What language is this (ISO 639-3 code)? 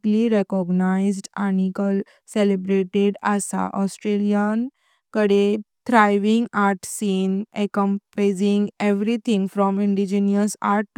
kok